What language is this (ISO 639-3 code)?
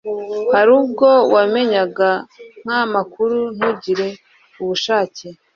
kin